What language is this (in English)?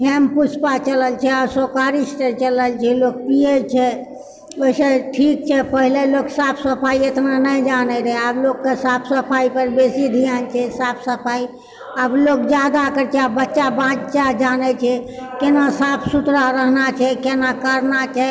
Maithili